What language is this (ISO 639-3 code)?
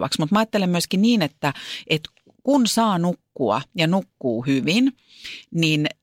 fin